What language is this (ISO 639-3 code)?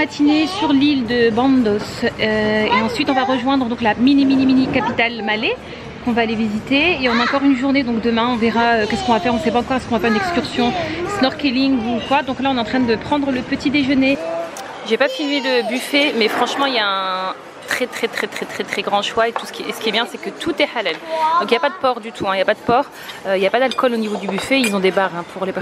fra